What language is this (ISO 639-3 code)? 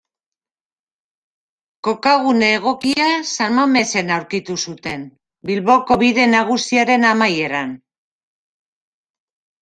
eus